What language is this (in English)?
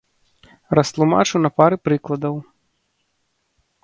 Belarusian